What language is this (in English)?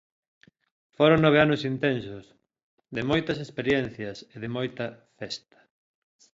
Galician